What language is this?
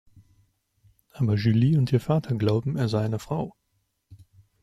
German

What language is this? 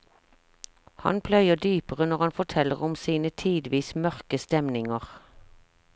Norwegian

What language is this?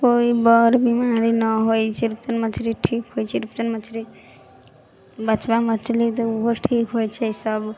Maithili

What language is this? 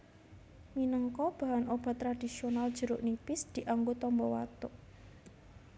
Javanese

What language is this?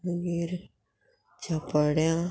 Konkani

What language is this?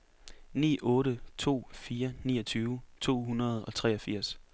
Danish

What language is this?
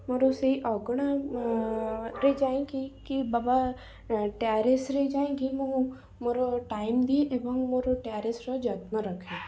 Odia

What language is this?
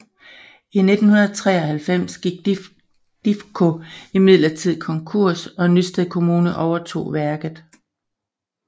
Danish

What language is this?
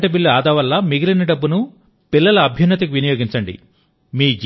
Telugu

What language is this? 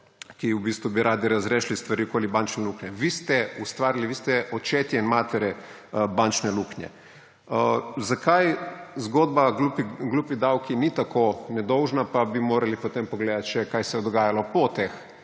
Slovenian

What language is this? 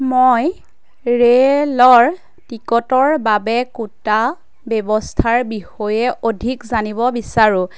Assamese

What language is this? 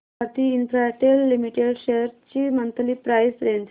Marathi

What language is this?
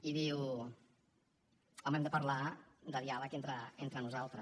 Catalan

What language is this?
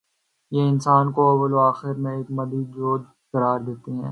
Urdu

